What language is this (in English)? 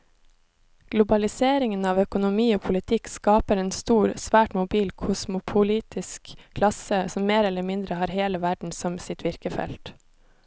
Norwegian